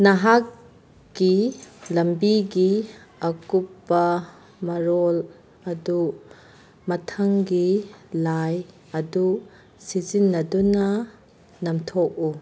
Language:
Manipuri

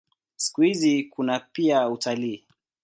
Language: Swahili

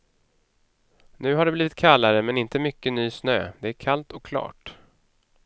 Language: Swedish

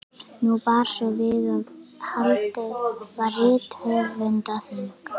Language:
Icelandic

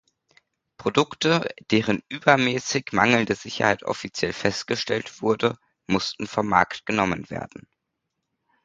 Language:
German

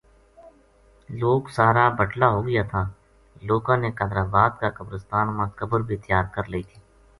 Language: Gujari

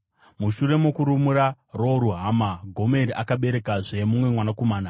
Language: Shona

